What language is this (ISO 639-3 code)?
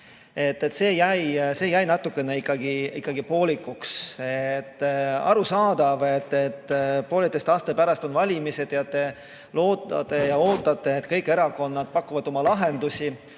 est